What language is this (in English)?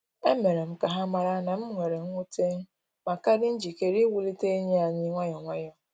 Igbo